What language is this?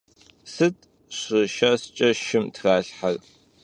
Kabardian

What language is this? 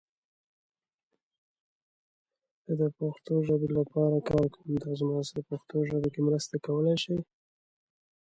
English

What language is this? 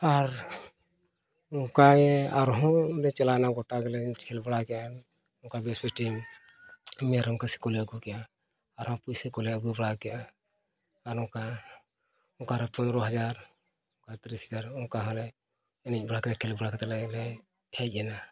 Santali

